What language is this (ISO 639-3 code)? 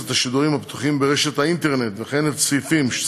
heb